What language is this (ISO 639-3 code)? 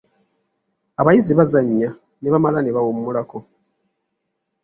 lug